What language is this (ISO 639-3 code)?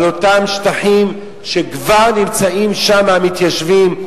heb